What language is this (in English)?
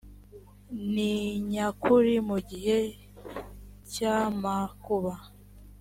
Kinyarwanda